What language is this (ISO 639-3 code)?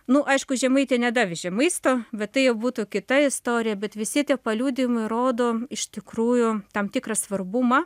lit